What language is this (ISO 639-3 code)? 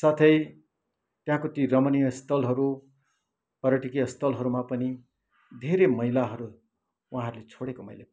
nep